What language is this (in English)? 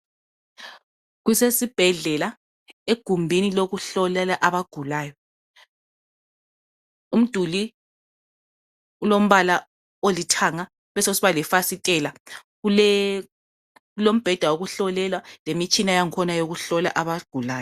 North Ndebele